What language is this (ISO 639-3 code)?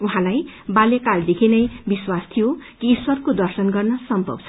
nep